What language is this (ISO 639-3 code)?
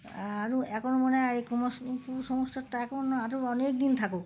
ben